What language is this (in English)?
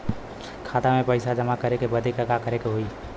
Bhojpuri